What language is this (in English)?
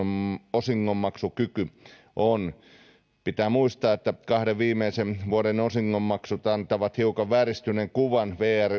Finnish